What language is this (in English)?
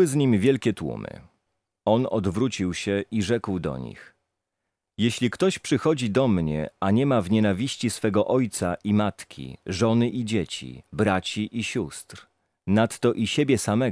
Polish